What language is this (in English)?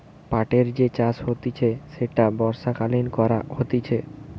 Bangla